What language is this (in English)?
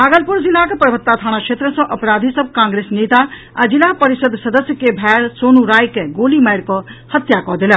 Maithili